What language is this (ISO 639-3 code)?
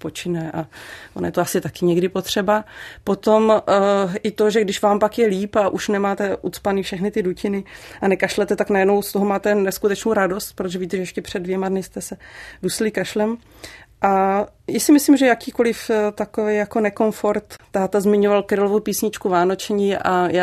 ces